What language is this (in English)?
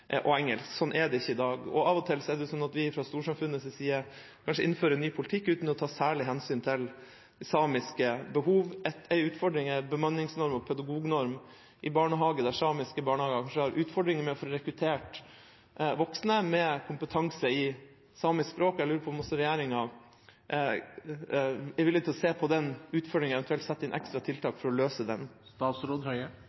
Norwegian Bokmål